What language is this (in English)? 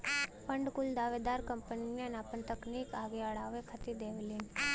Bhojpuri